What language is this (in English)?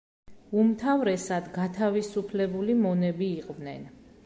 Georgian